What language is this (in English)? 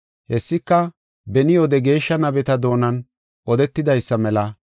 Gofa